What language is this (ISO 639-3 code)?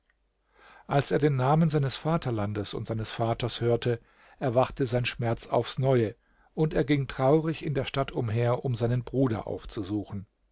deu